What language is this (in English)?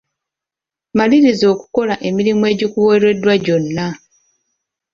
Ganda